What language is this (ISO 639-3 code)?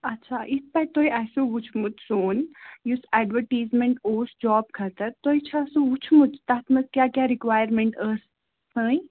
kas